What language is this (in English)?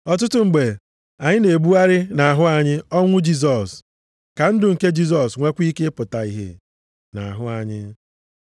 Igbo